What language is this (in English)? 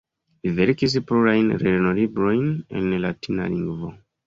Esperanto